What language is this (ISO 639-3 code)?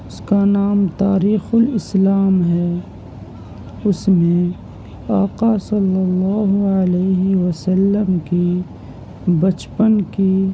urd